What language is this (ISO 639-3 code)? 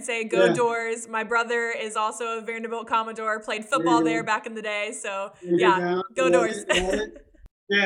eng